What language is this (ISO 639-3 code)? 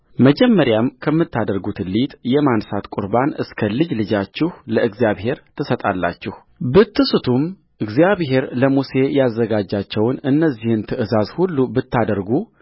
amh